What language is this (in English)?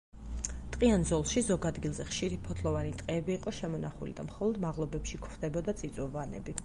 Georgian